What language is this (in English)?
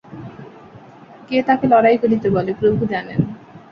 Bangla